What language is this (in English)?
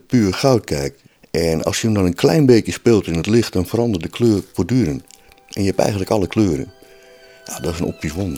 Dutch